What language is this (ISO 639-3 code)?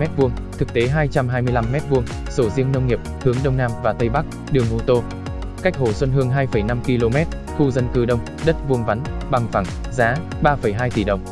vie